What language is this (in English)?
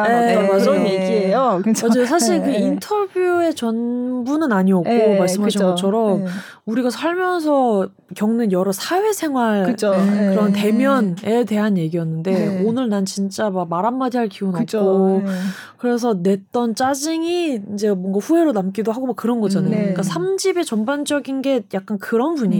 Korean